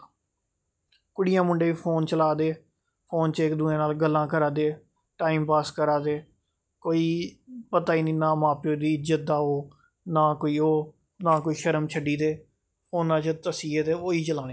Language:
Dogri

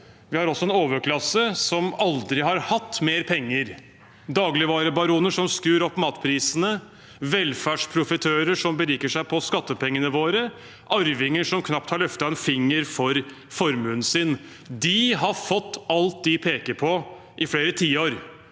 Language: Norwegian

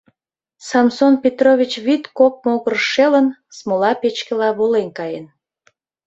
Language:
Mari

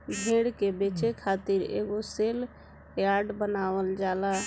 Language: Bhojpuri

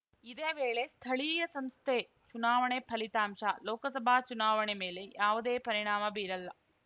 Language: Kannada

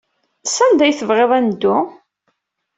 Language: Kabyle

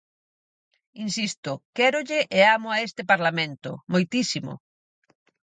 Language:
Galician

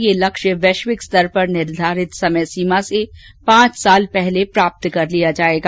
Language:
Hindi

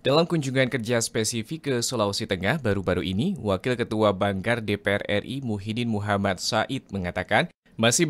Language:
Indonesian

